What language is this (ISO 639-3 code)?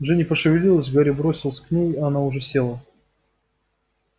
rus